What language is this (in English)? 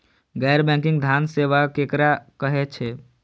Maithili